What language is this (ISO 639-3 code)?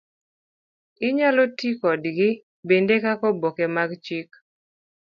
luo